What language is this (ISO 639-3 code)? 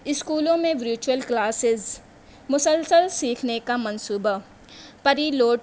urd